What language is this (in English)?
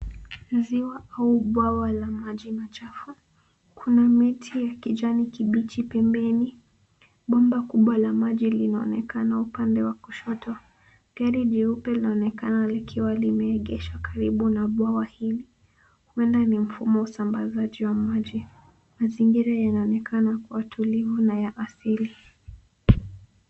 Swahili